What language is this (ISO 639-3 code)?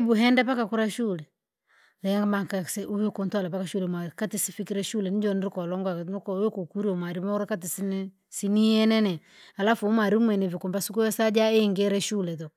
lag